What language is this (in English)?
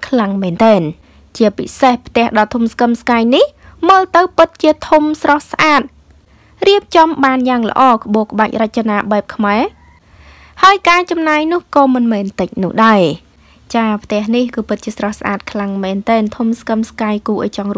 Thai